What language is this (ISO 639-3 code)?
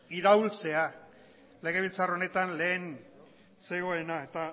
eus